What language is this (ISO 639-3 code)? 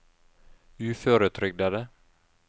nor